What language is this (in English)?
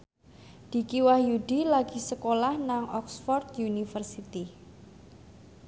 Javanese